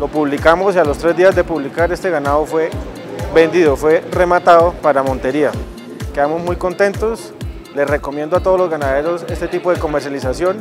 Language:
Spanish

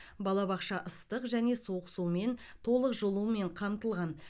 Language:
Kazakh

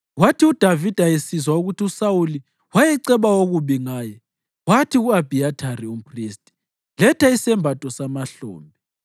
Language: North Ndebele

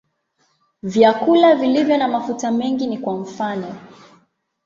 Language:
Swahili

